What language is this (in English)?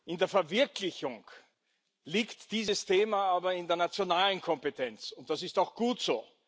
German